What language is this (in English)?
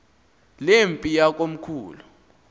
Xhosa